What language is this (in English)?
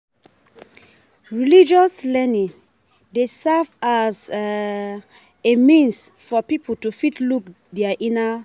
Nigerian Pidgin